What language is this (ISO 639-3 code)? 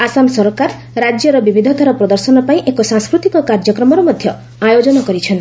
ori